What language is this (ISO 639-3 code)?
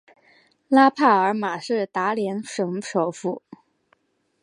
zho